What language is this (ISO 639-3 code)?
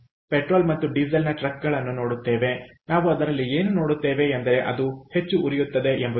kan